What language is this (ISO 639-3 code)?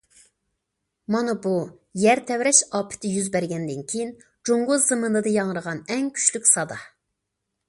uig